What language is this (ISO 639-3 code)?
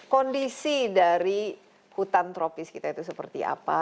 ind